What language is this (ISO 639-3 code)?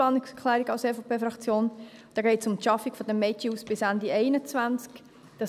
gsw